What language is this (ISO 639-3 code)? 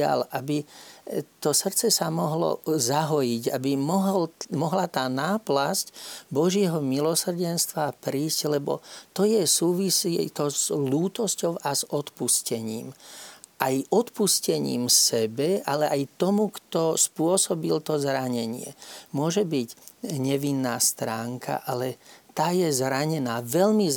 slk